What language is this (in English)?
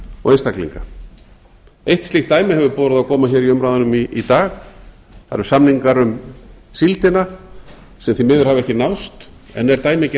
Icelandic